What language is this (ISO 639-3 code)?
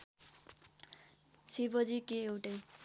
nep